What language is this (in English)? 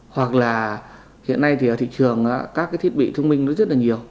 Vietnamese